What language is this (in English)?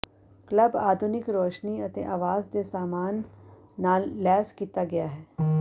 Punjabi